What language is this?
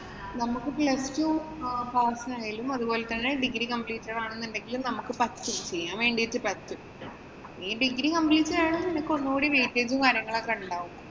Malayalam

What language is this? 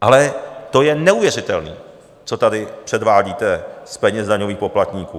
Czech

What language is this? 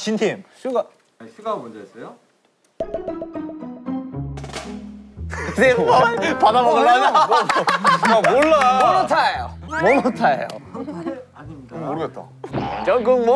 Korean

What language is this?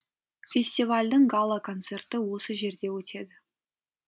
Kazakh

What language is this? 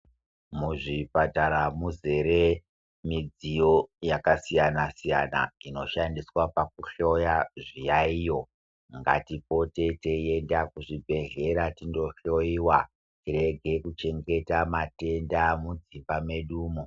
Ndau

